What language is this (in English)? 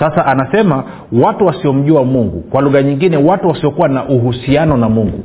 Swahili